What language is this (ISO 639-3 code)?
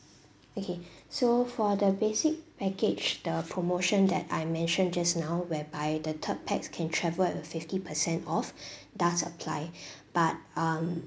eng